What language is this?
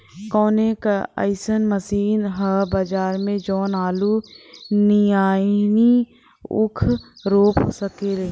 Bhojpuri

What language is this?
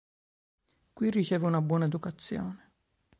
Italian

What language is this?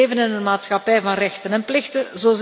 Dutch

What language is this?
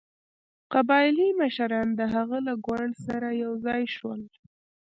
Pashto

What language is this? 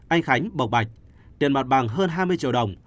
Vietnamese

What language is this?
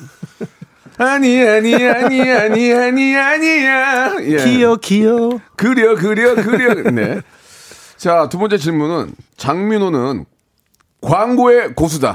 Korean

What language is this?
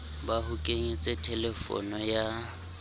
Southern Sotho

